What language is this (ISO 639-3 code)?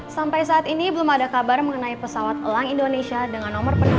ind